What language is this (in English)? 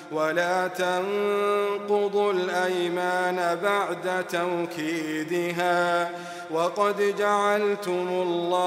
Arabic